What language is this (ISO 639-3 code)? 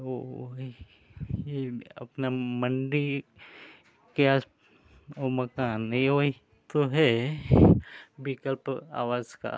hin